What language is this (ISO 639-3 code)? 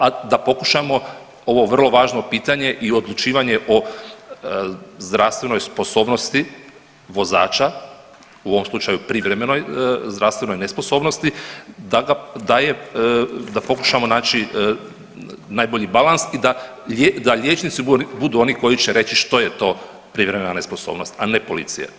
hrv